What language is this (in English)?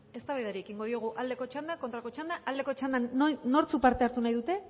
Basque